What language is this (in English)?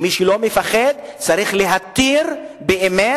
Hebrew